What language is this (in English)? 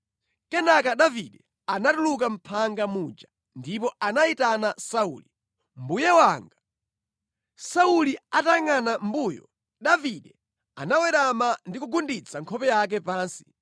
Nyanja